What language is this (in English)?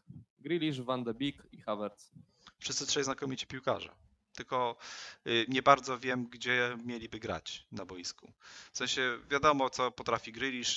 Polish